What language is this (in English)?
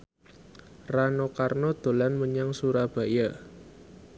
Javanese